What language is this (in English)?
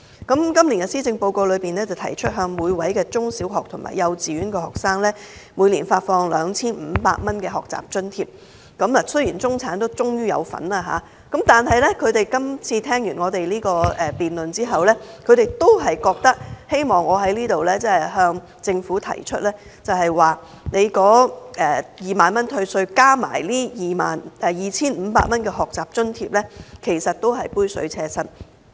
Cantonese